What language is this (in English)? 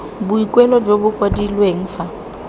Tswana